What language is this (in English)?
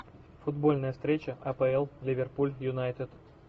Russian